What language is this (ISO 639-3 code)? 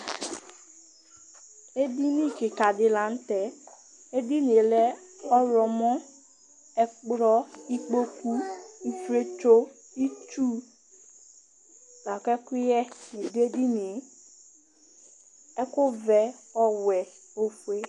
kpo